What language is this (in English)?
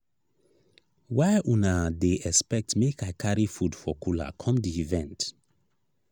Nigerian Pidgin